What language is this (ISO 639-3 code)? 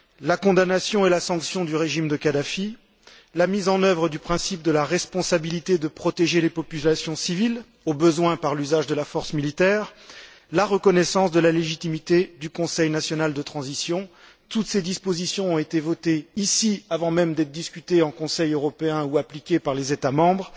fra